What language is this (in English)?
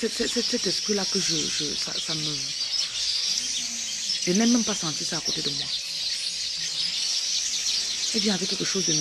French